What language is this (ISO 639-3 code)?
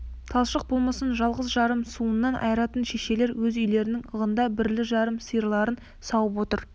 kaz